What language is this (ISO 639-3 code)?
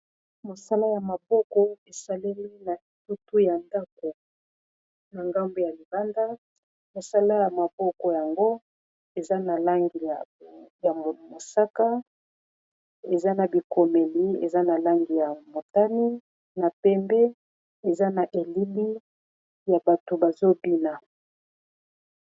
lin